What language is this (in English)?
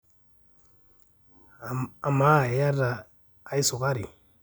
Masai